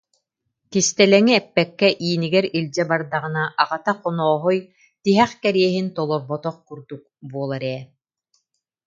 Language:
Yakut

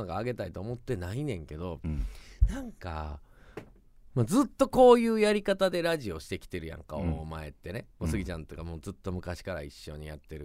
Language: Japanese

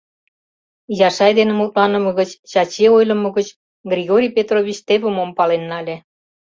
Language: Mari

